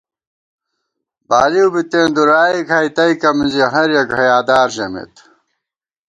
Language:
Gawar-Bati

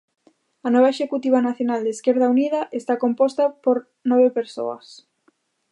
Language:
Galician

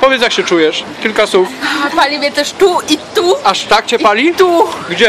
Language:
Polish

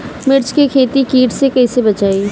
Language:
Bhojpuri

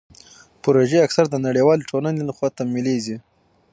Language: Pashto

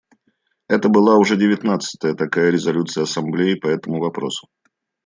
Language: Russian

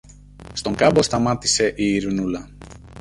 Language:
Greek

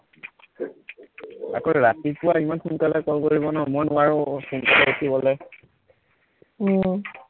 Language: Assamese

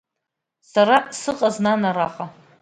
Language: Abkhazian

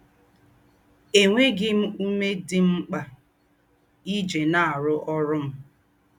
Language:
Igbo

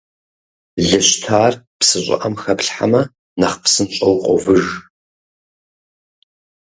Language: Kabardian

